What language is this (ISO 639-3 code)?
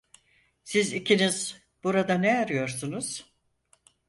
tur